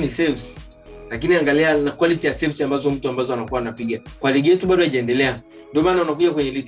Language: Swahili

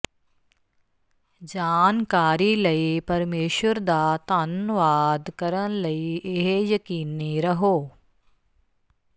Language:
Punjabi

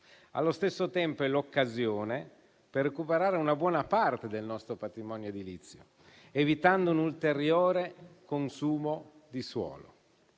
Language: Italian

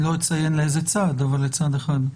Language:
Hebrew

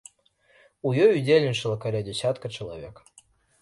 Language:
Belarusian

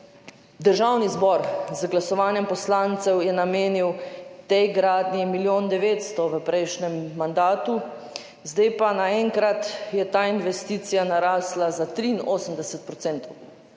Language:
Slovenian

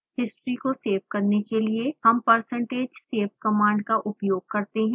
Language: Hindi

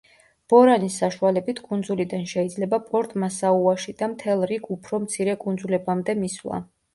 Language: Georgian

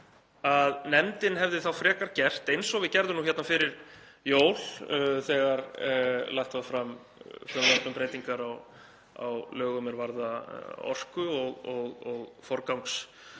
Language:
Icelandic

